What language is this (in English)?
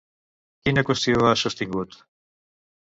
Catalan